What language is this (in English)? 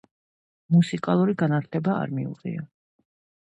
Georgian